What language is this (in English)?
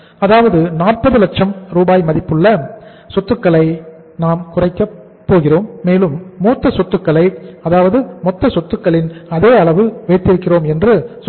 Tamil